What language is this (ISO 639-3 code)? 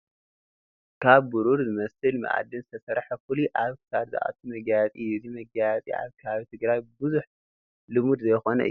tir